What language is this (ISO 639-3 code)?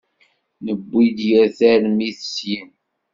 kab